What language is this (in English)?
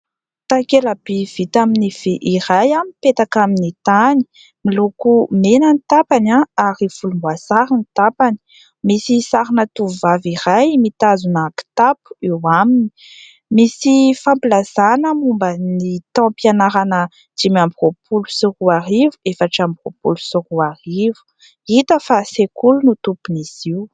Malagasy